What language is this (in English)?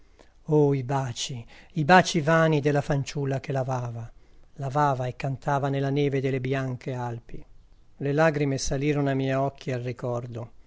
Italian